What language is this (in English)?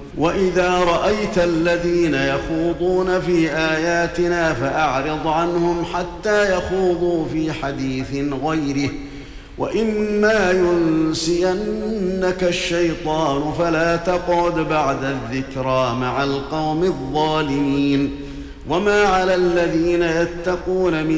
Arabic